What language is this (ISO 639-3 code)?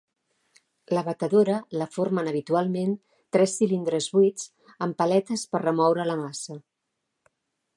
cat